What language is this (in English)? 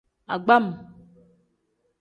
Tem